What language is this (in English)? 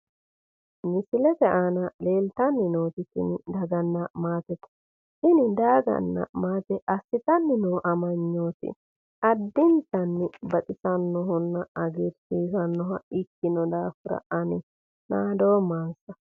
Sidamo